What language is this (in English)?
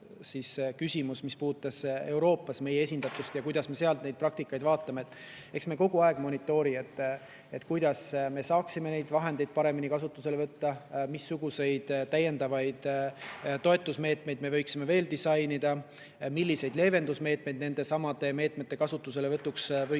Estonian